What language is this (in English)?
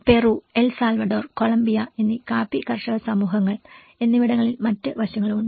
Malayalam